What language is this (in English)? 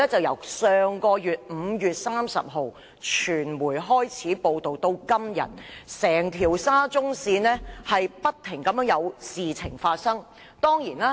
Cantonese